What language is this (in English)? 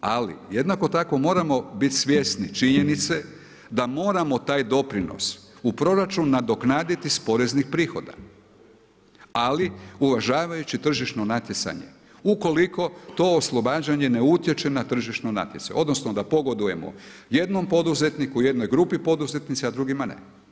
Croatian